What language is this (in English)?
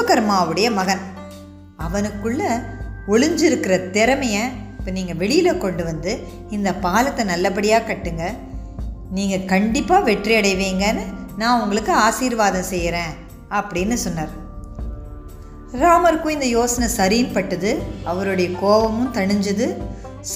Tamil